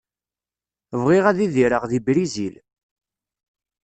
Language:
Kabyle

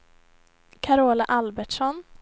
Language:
Swedish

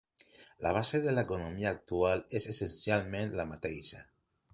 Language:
Catalan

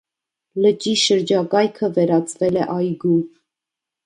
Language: Armenian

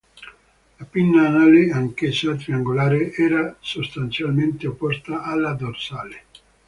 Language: Italian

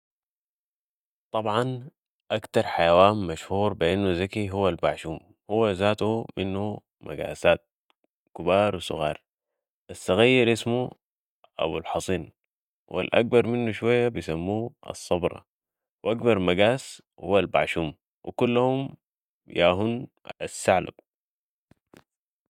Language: Sudanese Arabic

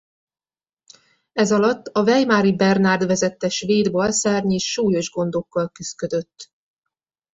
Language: Hungarian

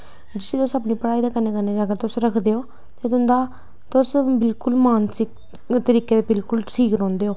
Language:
Dogri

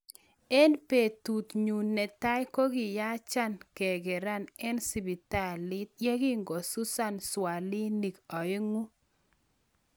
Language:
Kalenjin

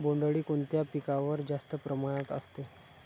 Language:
Marathi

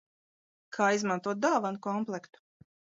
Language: Latvian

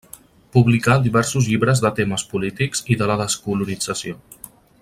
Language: Catalan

